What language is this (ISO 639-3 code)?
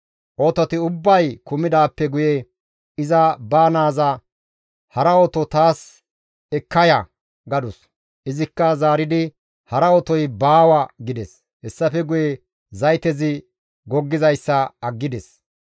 gmv